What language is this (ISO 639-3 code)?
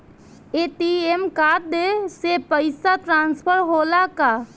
bho